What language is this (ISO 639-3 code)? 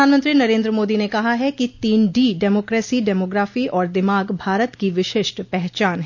hin